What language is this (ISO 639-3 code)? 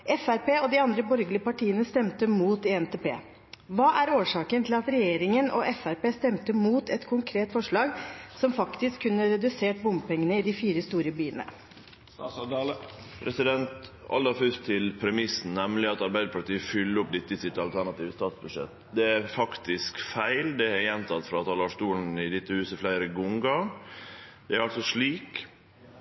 nor